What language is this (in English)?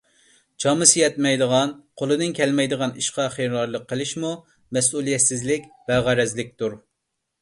Uyghur